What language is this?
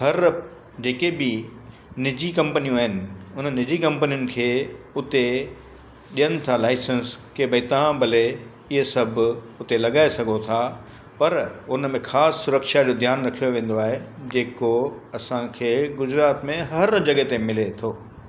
Sindhi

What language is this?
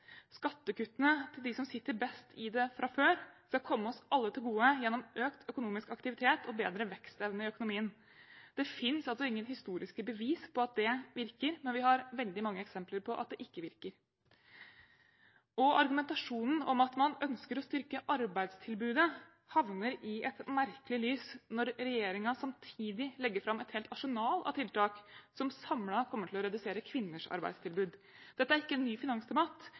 Norwegian Bokmål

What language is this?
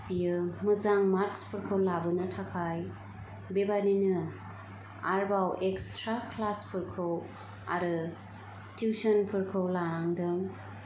Bodo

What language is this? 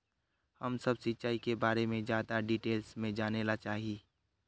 Magahi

